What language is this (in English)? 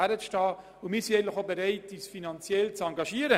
Swiss German